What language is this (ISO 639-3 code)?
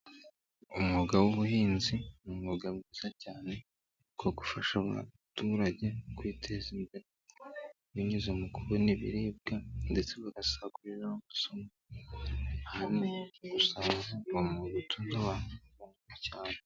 kin